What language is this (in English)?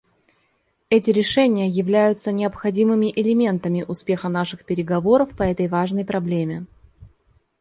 Russian